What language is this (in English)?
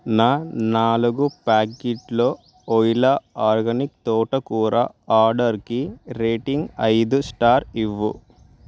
Telugu